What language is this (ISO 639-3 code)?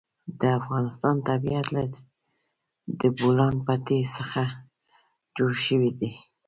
pus